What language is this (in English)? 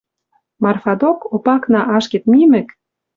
Western Mari